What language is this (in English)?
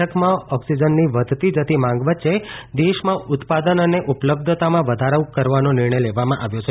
Gujarati